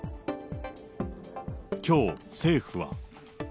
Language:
Japanese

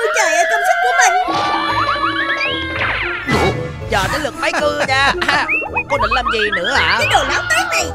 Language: Vietnamese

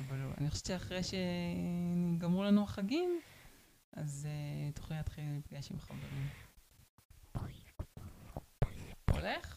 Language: Hebrew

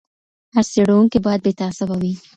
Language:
Pashto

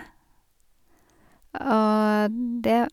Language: Norwegian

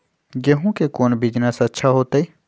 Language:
Magahi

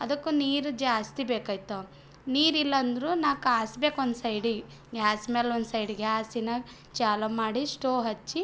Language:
Kannada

